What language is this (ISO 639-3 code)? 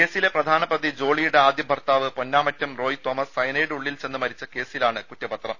mal